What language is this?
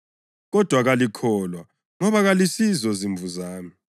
North Ndebele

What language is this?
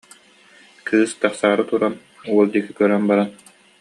Yakut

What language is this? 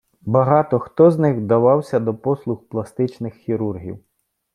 Ukrainian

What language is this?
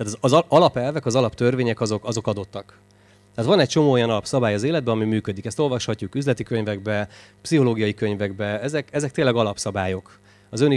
Hungarian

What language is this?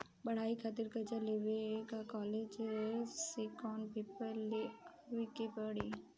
Bhojpuri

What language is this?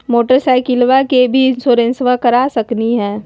Magahi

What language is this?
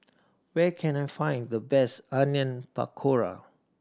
English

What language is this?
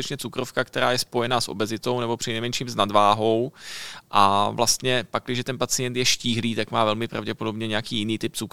Czech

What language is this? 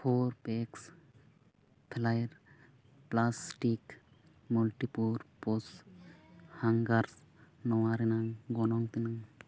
Santali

